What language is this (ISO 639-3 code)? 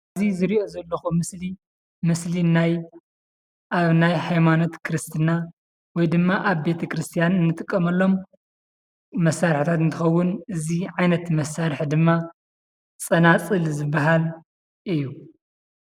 tir